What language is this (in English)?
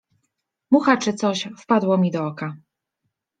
Polish